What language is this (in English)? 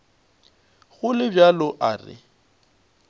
Northern Sotho